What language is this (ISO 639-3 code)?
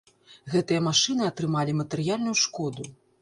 bel